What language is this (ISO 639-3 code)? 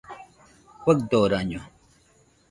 hux